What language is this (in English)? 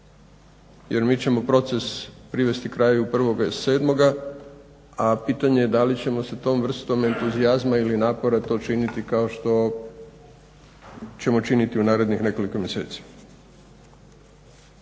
Croatian